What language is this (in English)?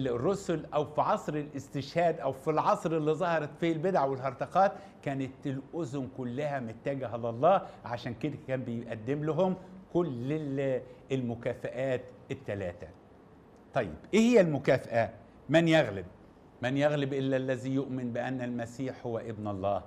Arabic